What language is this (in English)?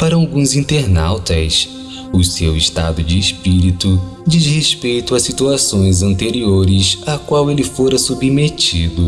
Portuguese